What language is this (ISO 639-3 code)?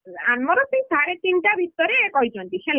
ori